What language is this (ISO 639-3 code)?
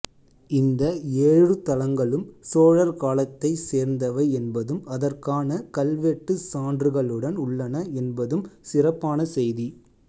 tam